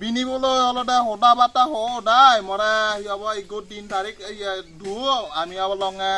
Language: Indonesian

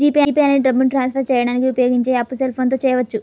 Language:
Telugu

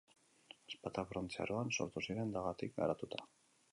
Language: Basque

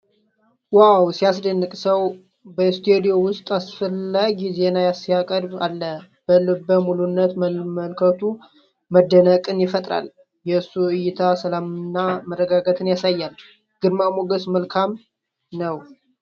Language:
Amharic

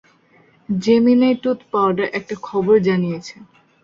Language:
Bangla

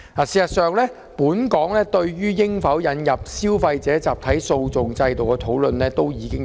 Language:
Cantonese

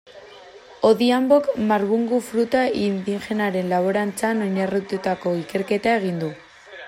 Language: Basque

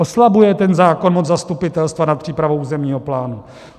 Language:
Czech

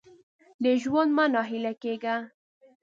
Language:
Pashto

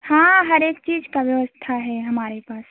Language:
Hindi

